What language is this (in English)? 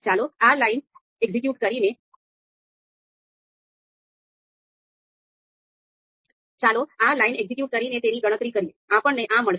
Gujarati